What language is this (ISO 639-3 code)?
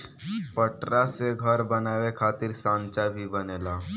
bho